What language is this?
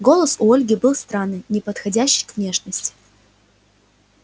Russian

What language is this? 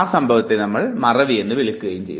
Malayalam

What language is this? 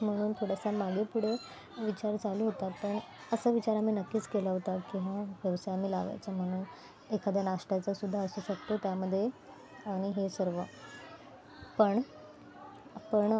Marathi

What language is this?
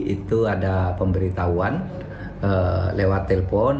Indonesian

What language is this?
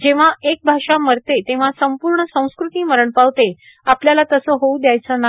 Marathi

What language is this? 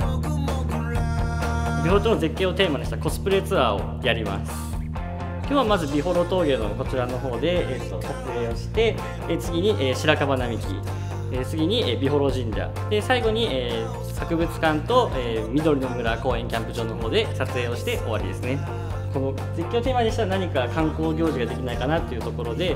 Japanese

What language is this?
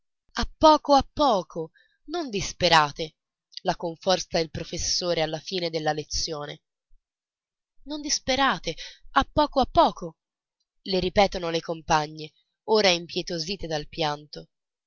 Italian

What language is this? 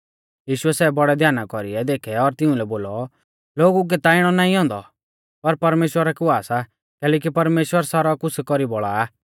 Mahasu Pahari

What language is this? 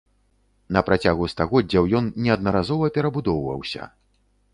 Belarusian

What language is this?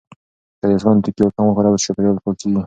Pashto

